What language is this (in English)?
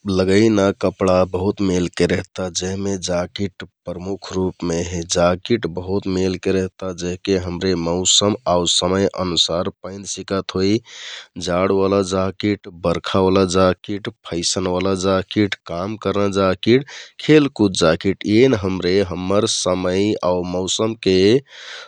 Kathoriya Tharu